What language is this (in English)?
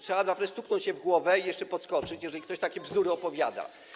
Polish